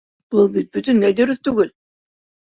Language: Bashkir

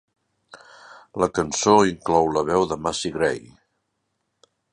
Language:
Catalan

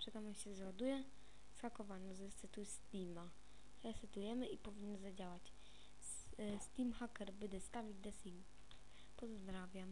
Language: Polish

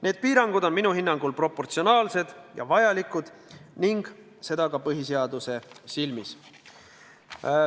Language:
Estonian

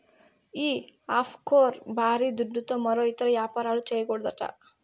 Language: Telugu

